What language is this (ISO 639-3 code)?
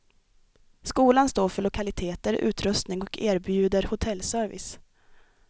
swe